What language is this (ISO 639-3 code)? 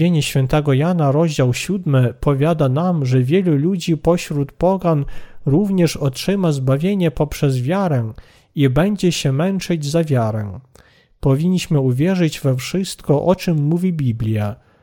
pol